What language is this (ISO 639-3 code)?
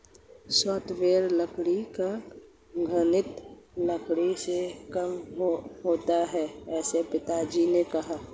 hin